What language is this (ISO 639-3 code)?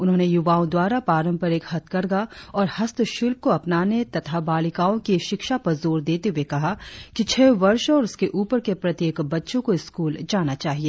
hin